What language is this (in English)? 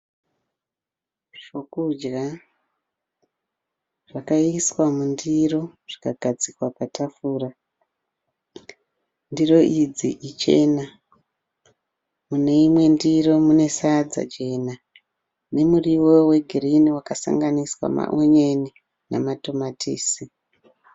Shona